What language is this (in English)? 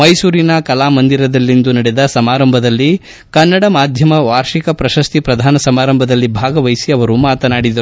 Kannada